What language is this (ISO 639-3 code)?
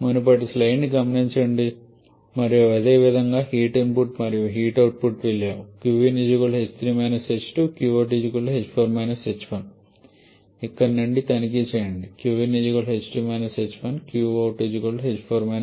tel